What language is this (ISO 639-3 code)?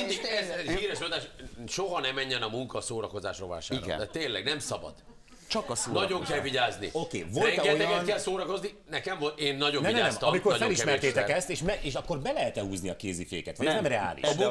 hun